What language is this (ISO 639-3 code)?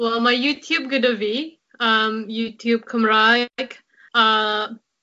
cym